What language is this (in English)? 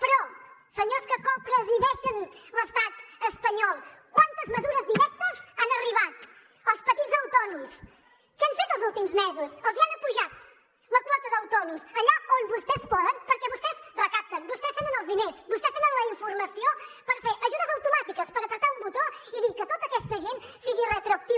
Catalan